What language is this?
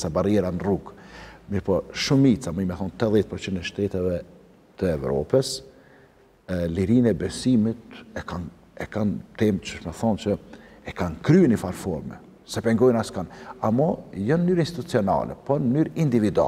Arabic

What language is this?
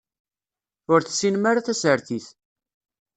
Kabyle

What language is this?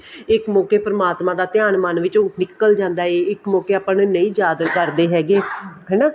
Punjabi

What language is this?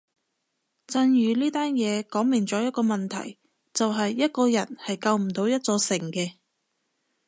Cantonese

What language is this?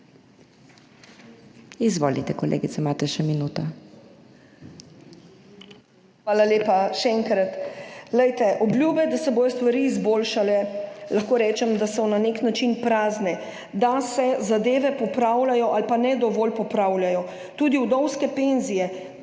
Slovenian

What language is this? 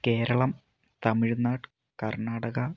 Malayalam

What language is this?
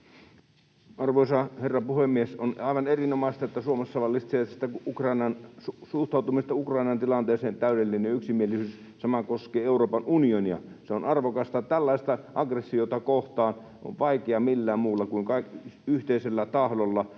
Finnish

